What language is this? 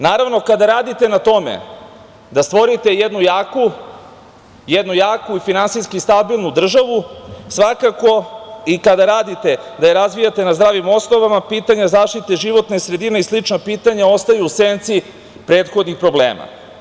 Serbian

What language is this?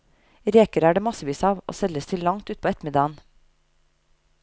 Norwegian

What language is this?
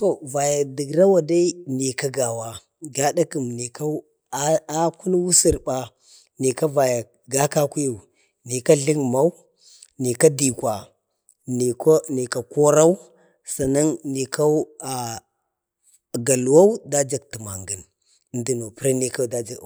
Bade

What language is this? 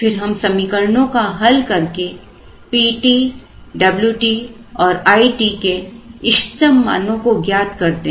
Hindi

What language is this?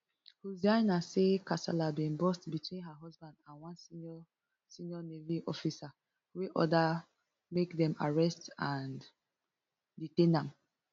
Nigerian Pidgin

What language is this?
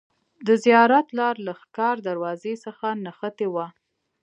Pashto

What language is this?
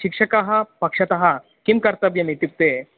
Sanskrit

